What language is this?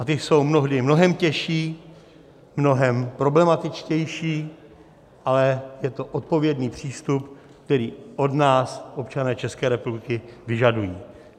Czech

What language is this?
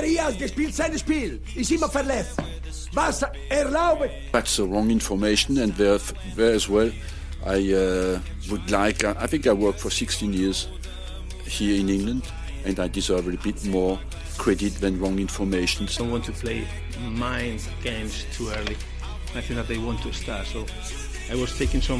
Swedish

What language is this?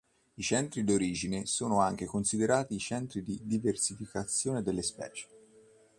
Italian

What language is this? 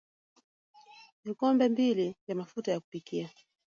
Swahili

